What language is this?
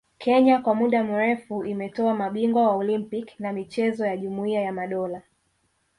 Swahili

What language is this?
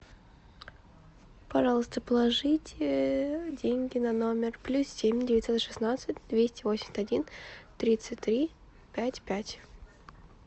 Russian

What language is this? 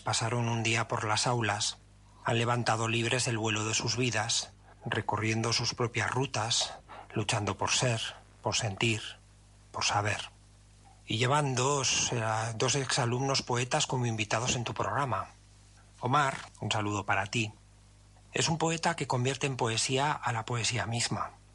Spanish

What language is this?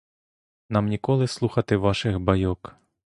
Ukrainian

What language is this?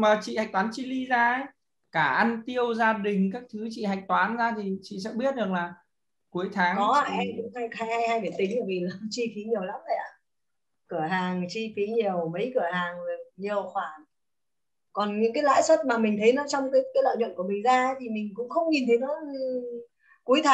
Vietnamese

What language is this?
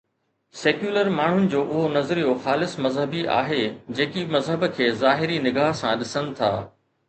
Sindhi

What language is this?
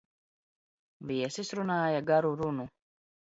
Latvian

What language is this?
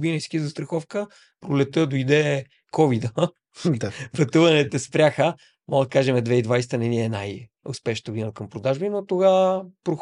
Bulgarian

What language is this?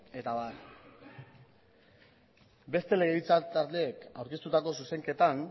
Basque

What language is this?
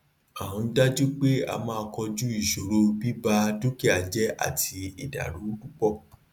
Yoruba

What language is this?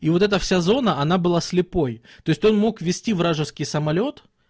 Russian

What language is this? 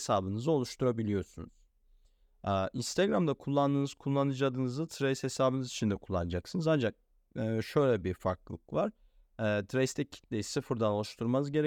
Turkish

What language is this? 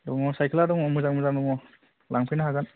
Bodo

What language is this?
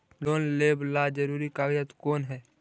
Magahi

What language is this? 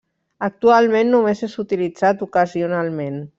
Catalan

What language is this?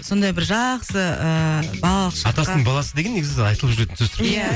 Kazakh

